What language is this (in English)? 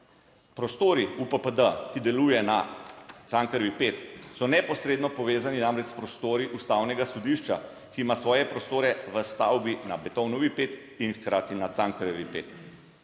Slovenian